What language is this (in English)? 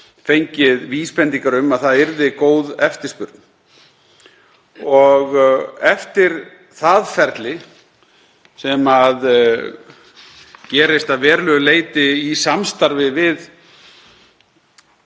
Icelandic